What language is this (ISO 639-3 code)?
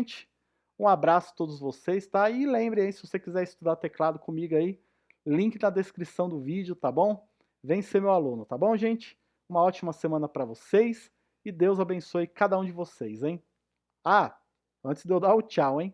por